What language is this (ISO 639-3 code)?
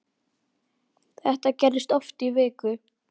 isl